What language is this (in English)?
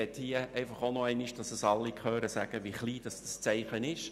Swiss German